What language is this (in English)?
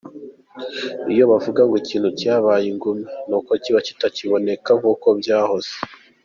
Kinyarwanda